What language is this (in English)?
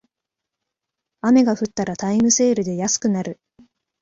Japanese